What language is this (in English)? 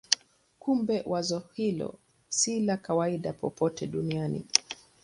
Swahili